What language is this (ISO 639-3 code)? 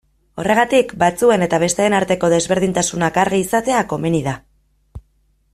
eus